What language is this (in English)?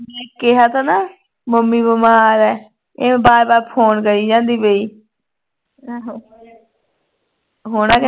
Punjabi